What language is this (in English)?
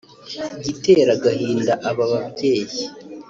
Kinyarwanda